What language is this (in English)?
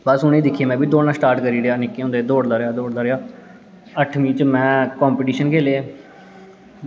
Dogri